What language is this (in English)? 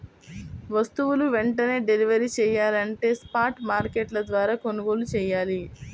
Telugu